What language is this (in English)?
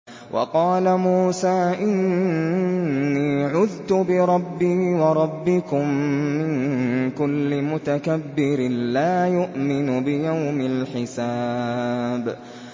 Arabic